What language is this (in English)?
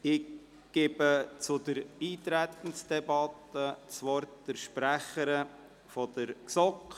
Swiss German